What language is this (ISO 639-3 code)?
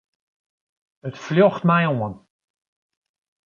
fry